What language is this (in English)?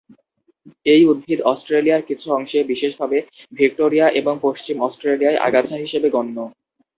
Bangla